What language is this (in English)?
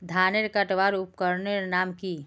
Magahi